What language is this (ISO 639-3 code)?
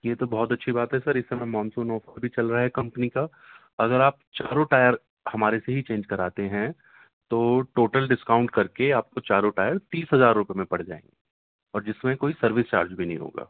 urd